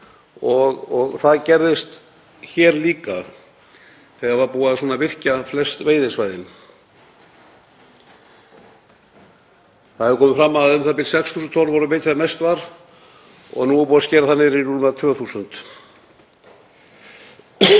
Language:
Icelandic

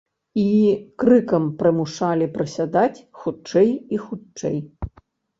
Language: Belarusian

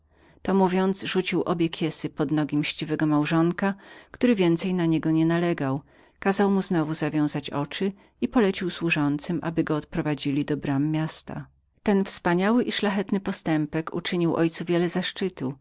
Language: Polish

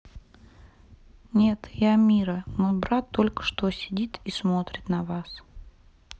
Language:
Russian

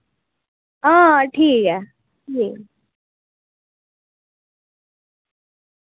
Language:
Dogri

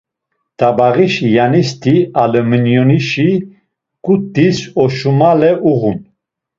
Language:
Laz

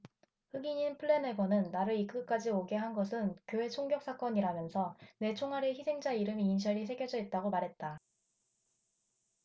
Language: Korean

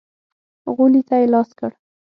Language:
Pashto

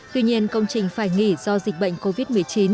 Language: Vietnamese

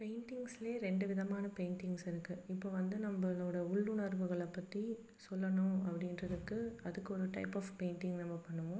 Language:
Tamil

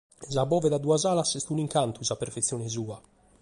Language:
Sardinian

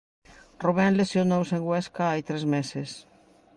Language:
Galician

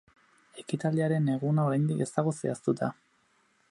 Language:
Basque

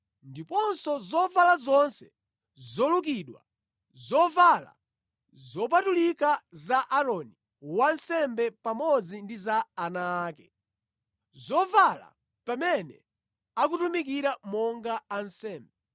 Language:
Nyanja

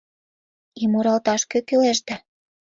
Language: Mari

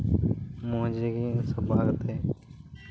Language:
Santali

